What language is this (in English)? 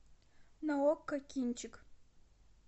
Russian